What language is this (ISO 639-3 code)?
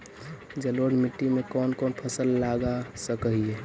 mag